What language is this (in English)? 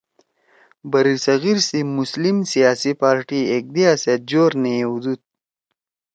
Torwali